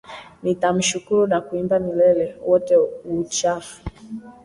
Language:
Swahili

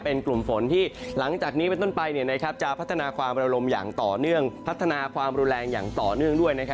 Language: Thai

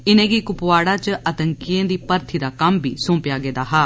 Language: Dogri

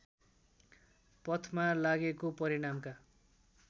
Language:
Nepali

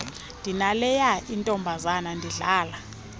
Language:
Xhosa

